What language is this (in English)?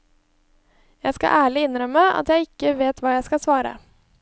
Norwegian